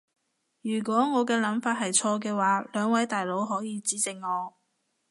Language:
Cantonese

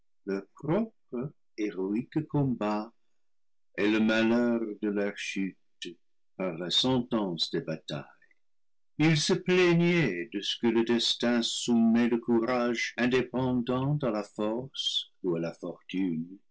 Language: French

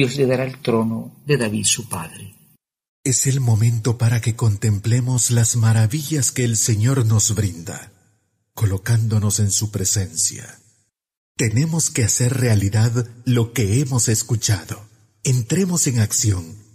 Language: Spanish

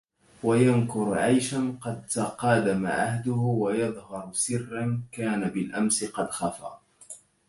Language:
Arabic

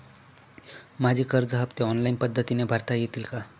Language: Marathi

